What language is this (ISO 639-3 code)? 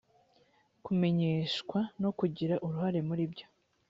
kin